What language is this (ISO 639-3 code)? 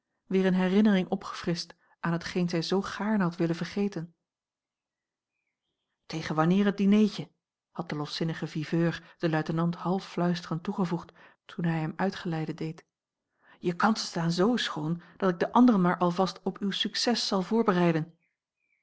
nld